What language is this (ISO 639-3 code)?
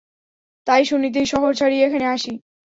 ben